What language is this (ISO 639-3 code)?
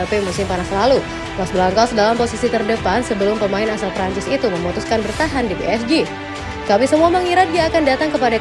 ind